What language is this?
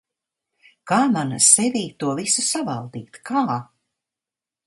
Latvian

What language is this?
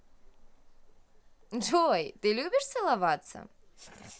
Russian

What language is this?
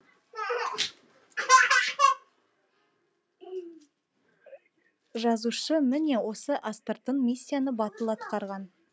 Kazakh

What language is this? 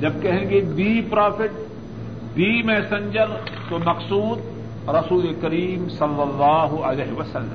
Urdu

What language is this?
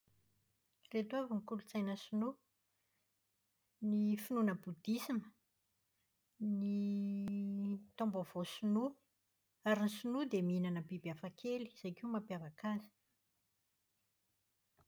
Malagasy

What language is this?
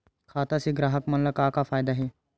Chhattisgarhi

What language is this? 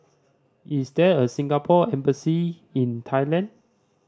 English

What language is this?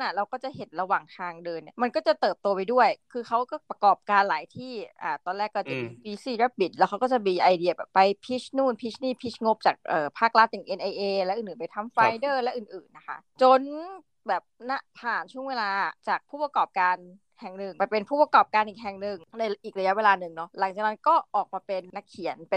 Thai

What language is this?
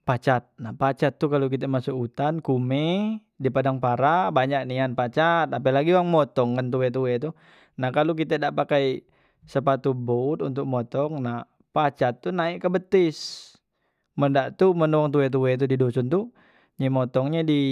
Musi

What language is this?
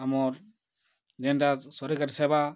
Odia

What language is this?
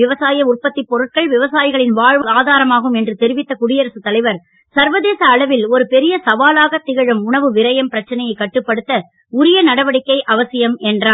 Tamil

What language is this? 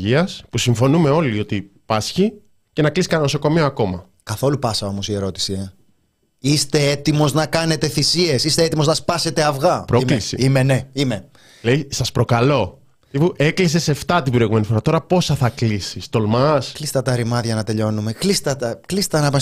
Greek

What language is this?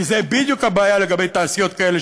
Hebrew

